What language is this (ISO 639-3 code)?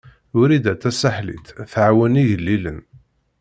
kab